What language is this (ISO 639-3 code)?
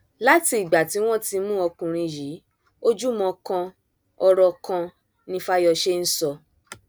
yor